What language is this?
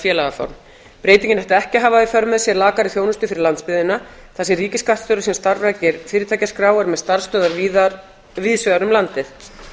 Icelandic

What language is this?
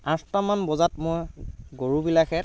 Assamese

